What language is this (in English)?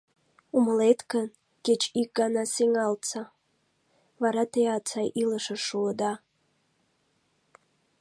Mari